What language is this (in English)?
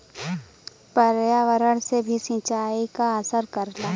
Bhojpuri